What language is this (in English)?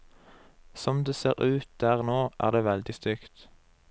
Norwegian